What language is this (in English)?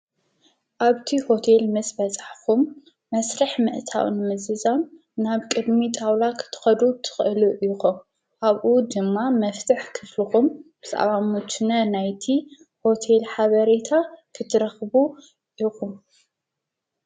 Tigrinya